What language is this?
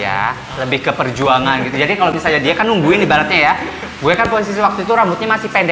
Indonesian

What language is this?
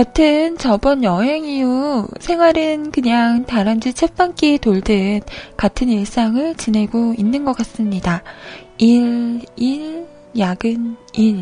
Korean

